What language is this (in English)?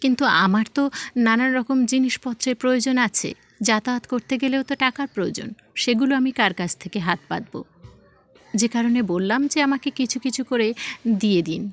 Bangla